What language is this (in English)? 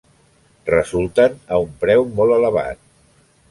Catalan